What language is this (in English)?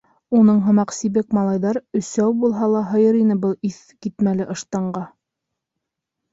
Bashkir